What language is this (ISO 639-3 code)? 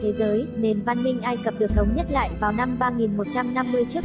vie